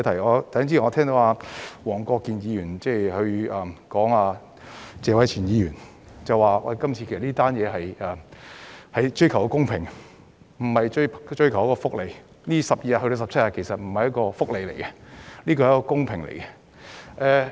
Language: Cantonese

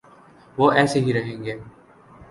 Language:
Urdu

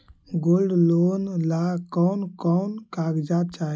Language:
Magahi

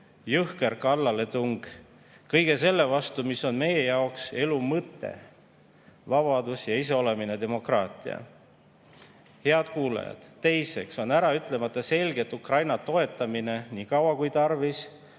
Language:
Estonian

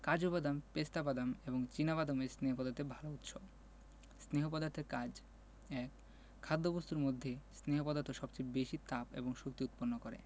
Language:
Bangla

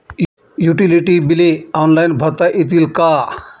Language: Marathi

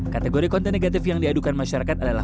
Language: Indonesian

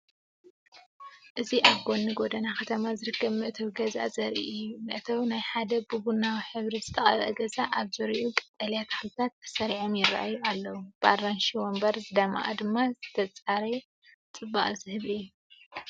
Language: Tigrinya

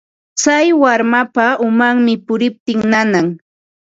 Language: Ambo-Pasco Quechua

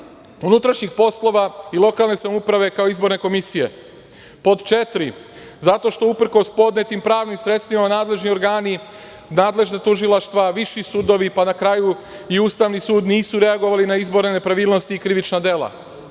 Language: Serbian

